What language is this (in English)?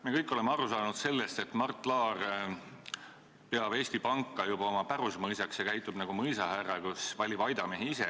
Estonian